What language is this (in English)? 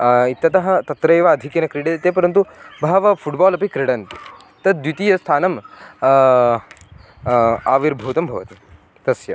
Sanskrit